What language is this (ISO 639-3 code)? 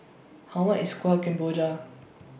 eng